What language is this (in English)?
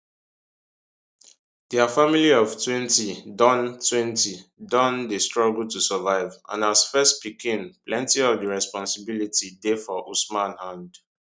Nigerian Pidgin